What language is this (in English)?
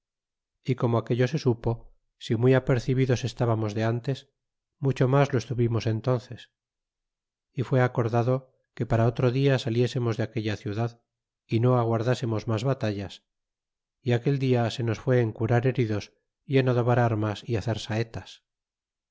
Spanish